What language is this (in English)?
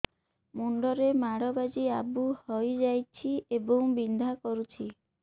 Odia